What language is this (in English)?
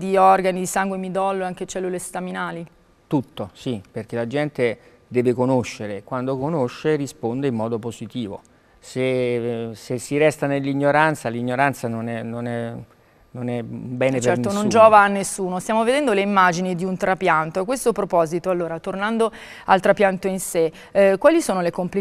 Italian